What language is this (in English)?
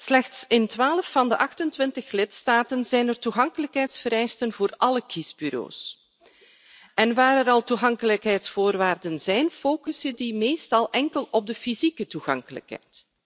Dutch